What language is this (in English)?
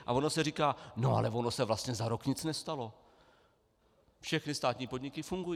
Czech